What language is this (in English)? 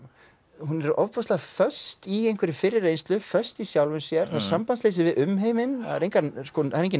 Icelandic